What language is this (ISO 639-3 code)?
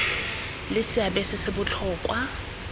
tsn